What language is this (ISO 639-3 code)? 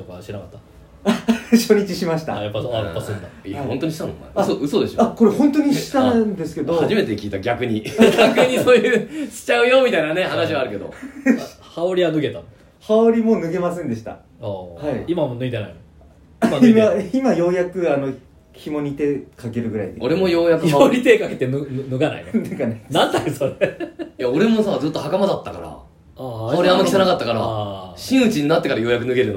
jpn